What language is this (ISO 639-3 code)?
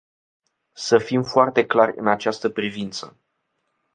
ron